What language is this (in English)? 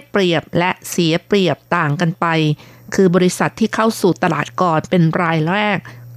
Thai